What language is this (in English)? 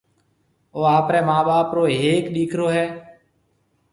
Marwari (Pakistan)